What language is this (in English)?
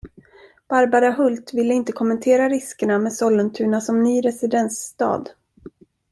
Swedish